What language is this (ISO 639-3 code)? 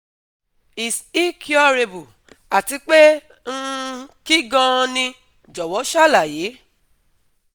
yor